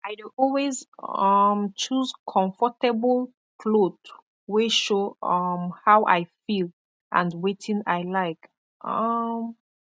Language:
Nigerian Pidgin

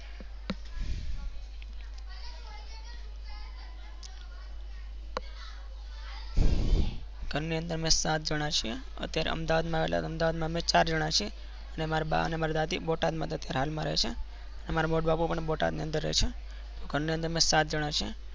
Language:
Gujarati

